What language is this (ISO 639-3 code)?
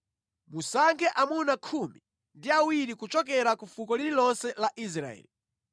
nya